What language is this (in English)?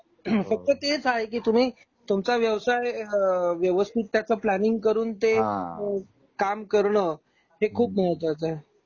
Marathi